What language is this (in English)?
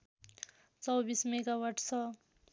Nepali